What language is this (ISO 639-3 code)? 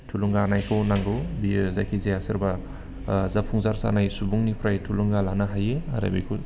brx